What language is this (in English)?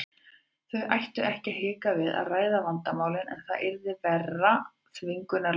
Icelandic